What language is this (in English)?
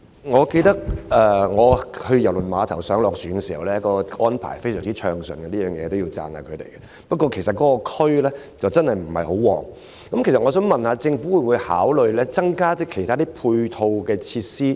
Cantonese